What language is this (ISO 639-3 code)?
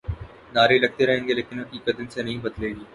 urd